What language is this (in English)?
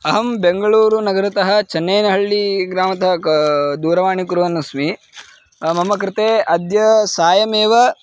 Sanskrit